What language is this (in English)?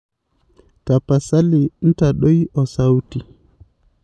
Masai